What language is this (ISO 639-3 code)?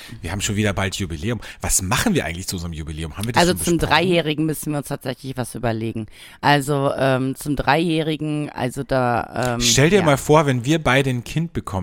deu